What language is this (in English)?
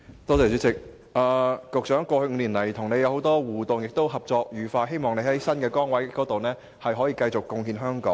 Cantonese